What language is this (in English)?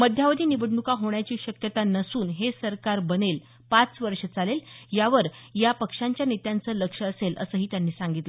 Marathi